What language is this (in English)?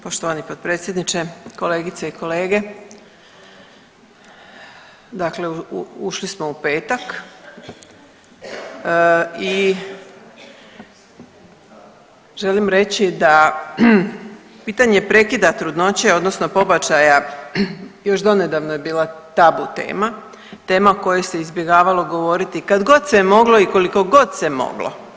Croatian